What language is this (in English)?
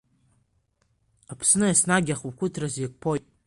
Abkhazian